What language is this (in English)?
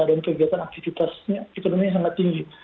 Indonesian